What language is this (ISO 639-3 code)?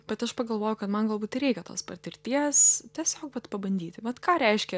lit